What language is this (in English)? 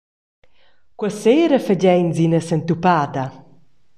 Romansh